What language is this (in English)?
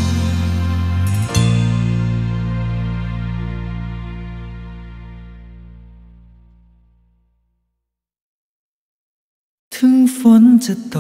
Thai